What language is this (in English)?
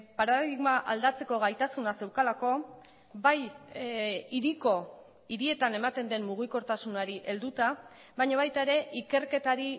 Basque